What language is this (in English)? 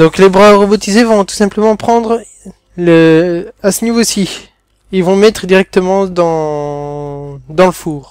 French